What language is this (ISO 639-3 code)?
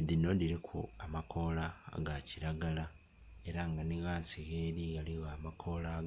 xog